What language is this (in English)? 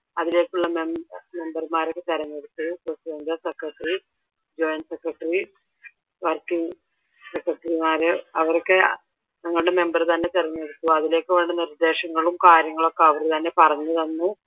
Malayalam